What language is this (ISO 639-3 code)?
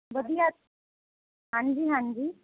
pan